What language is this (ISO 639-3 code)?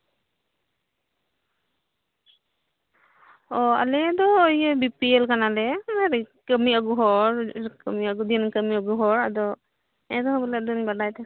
sat